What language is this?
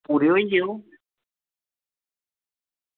Dogri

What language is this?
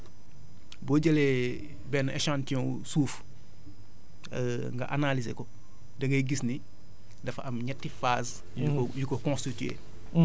Wolof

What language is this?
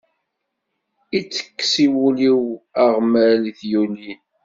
Kabyle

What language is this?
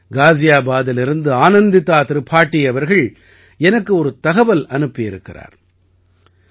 Tamil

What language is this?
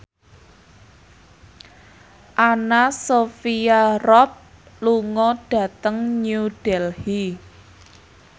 Javanese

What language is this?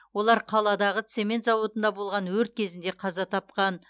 Kazakh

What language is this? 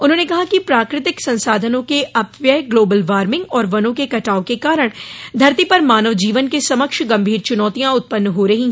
Hindi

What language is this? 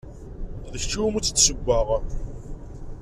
Kabyle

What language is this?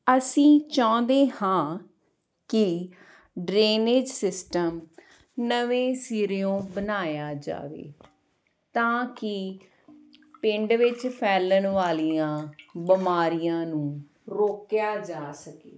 Punjabi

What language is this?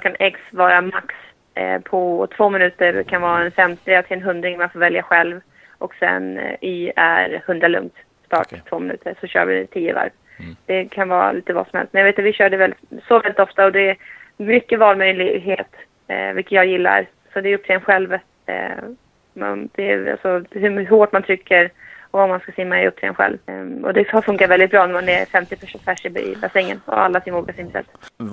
Swedish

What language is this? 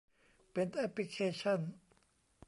Thai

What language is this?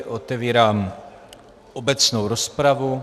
Czech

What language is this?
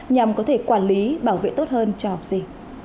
Vietnamese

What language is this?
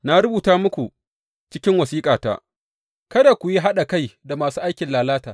Hausa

